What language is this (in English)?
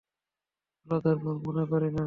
Bangla